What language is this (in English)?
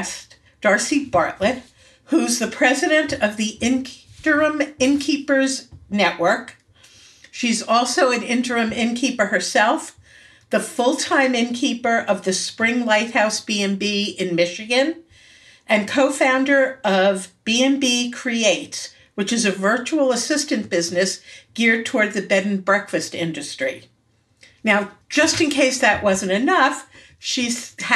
English